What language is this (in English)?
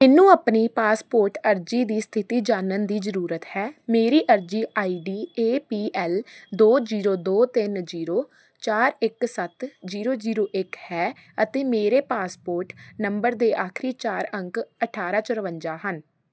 Punjabi